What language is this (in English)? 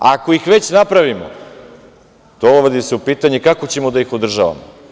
Serbian